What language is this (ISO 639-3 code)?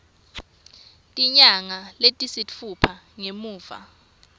ssw